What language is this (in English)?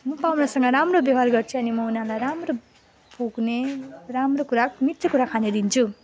Nepali